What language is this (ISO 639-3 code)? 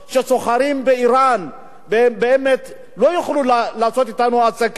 heb